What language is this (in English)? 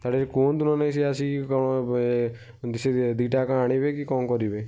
Odia